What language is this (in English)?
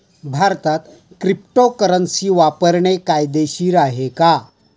Marathi